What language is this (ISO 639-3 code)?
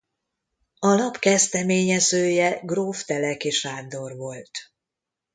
hun